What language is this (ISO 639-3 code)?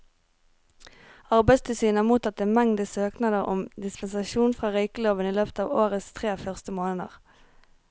nor